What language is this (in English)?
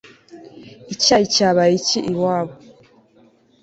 Kinyarwanda